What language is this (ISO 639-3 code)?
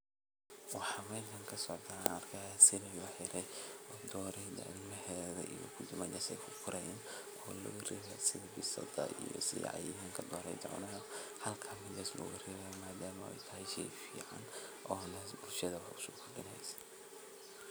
som